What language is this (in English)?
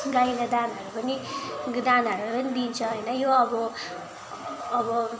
Nepali